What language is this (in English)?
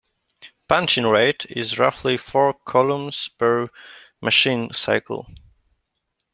English